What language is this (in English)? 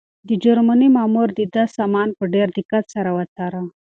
Pashto